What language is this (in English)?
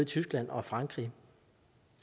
Danish